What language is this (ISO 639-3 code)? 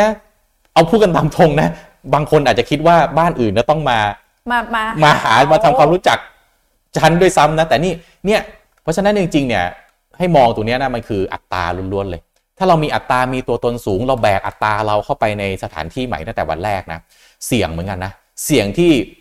tha